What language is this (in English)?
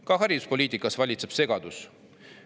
Estonian